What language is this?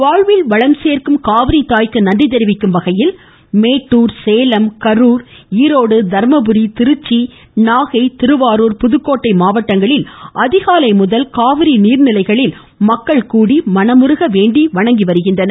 Tamil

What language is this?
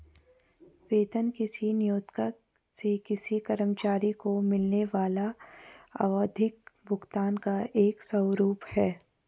Hindi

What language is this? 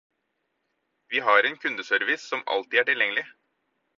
Norwegian Bokmål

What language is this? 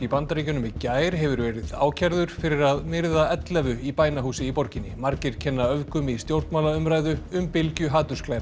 Icelandic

